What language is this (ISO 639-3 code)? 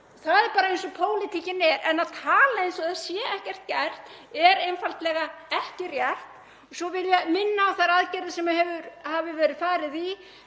isl